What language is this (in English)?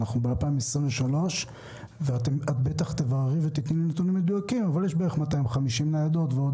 Hebrew